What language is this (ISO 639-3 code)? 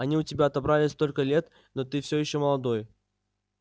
rus